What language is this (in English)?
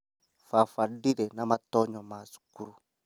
Kikuyu